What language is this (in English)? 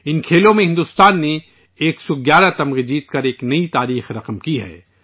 Urdu